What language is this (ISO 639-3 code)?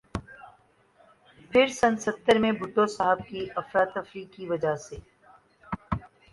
urd